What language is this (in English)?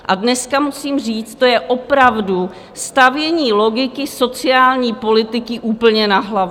Czech